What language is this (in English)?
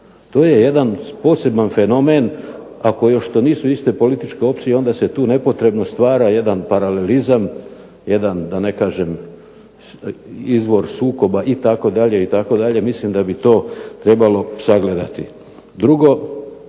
Croatian